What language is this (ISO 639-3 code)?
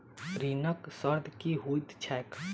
mai